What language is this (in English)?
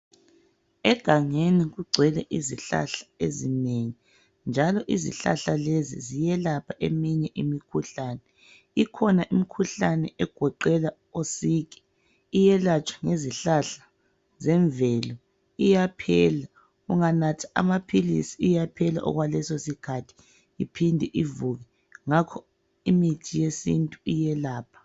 North Ndebele